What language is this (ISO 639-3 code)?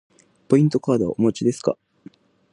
jpn